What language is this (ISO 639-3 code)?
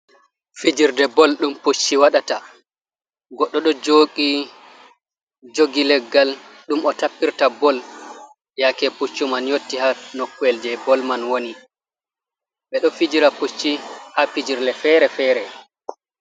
ful